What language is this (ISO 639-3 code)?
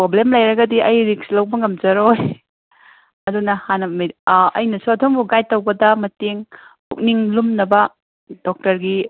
mni